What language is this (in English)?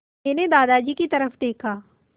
Hindi